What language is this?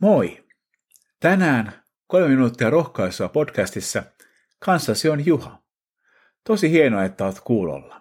Finnish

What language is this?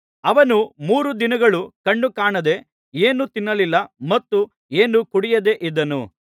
Kannada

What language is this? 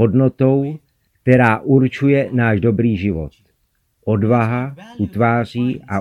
Czech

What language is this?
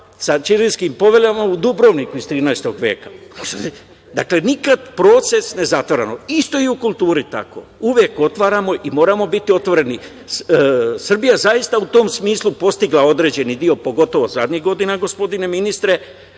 Serbian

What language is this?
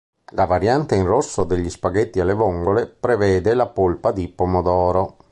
Italian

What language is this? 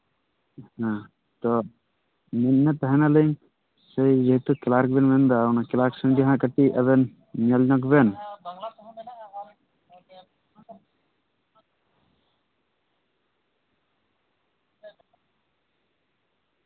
Santali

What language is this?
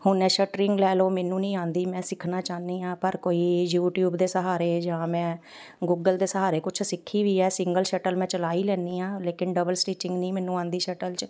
Punjabi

